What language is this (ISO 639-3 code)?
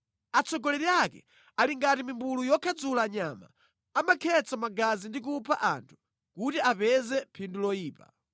nya